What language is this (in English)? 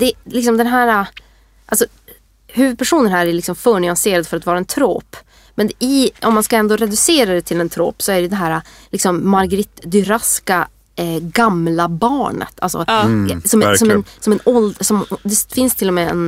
Swedish